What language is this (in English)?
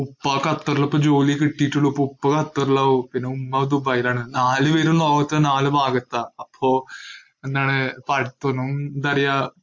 Malayalam